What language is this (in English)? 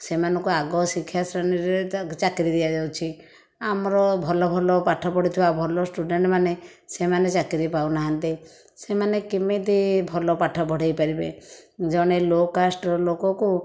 Odia